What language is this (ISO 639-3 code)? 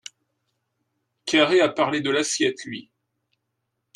fra